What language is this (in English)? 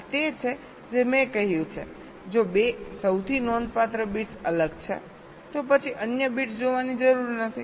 Gujarati